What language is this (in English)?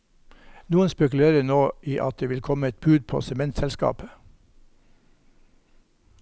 Norwegian